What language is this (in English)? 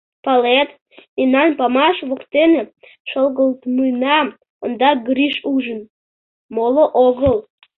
Mari